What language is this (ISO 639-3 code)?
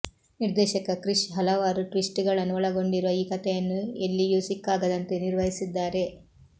kan